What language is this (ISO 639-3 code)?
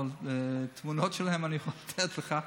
heb